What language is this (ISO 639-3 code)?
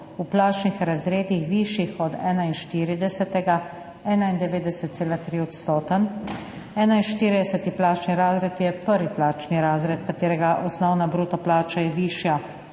slv